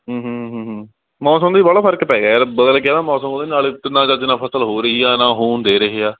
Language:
Punjabi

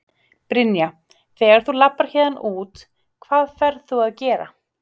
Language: Icelandic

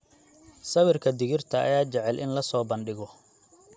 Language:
Somali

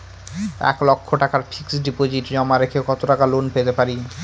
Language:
Bangla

